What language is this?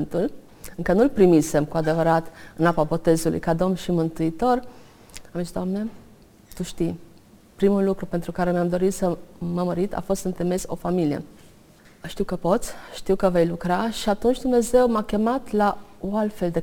Romanian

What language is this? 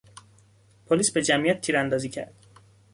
Persian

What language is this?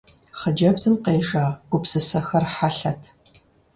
Kabardian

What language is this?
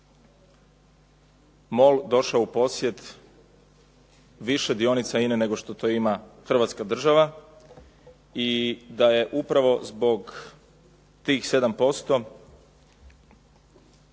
Croatian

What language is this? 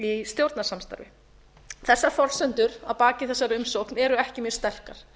Icelandic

